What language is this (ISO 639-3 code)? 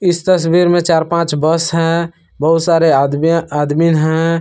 hin